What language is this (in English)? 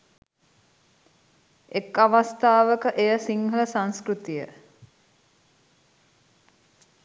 Sinhala